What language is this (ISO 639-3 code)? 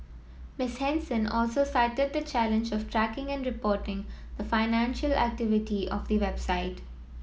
eng